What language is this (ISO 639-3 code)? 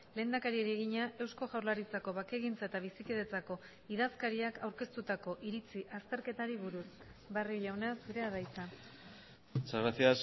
eus